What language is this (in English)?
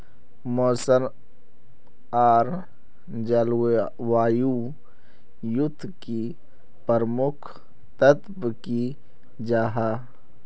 Magahi